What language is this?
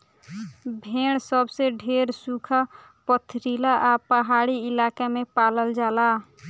Bhojpuri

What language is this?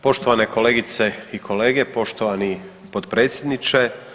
Croatian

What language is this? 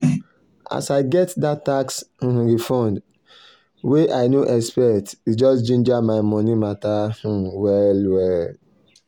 Nigerian Pidgin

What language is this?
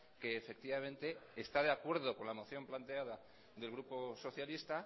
Spanish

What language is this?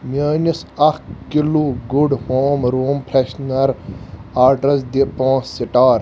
Kashmiri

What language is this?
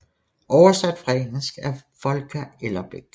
Danish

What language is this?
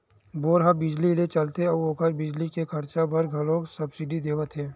Chhattisgarhi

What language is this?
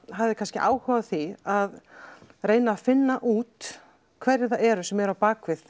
Icelandic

